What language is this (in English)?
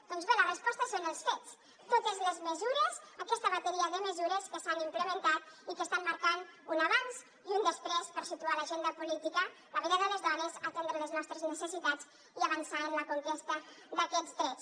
Catalan